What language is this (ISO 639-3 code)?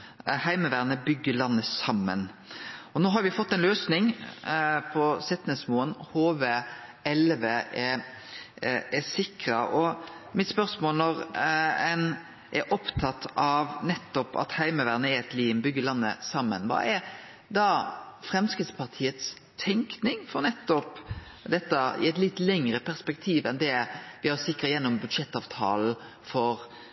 nno